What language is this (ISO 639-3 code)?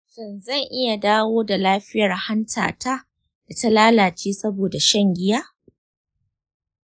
hau